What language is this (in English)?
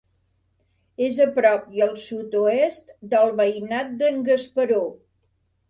Catalan